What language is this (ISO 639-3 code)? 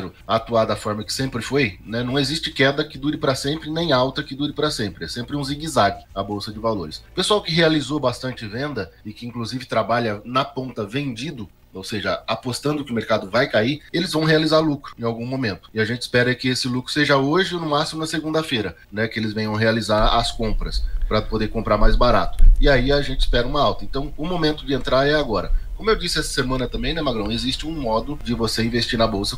por